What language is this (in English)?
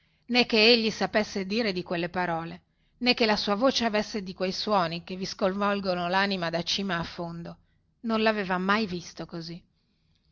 Italian